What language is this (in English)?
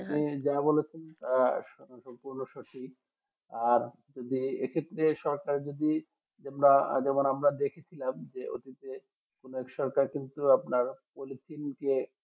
Bangla